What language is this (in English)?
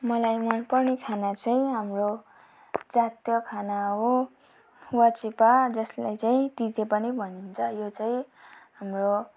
Nepali